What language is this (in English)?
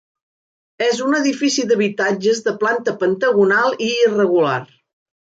Catalan